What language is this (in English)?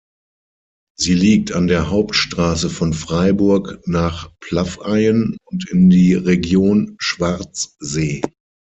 German